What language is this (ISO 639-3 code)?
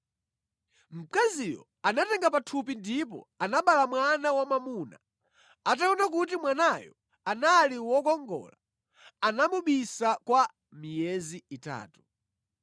nya